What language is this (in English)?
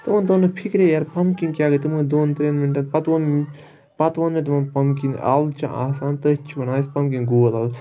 Kashmiri